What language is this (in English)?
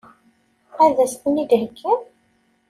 Kabyle